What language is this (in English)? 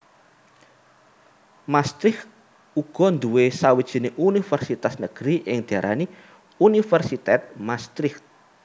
Javanese